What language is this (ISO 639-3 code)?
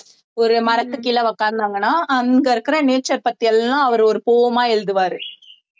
tam